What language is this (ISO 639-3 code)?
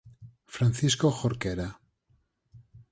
glg